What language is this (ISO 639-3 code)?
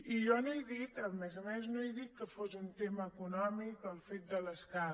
cat